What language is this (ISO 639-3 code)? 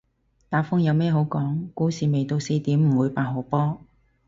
yue